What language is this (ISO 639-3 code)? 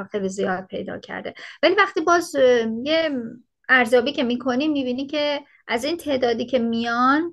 fas